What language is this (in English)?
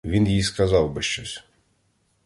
Ukrainian